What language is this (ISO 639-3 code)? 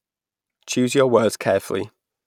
eng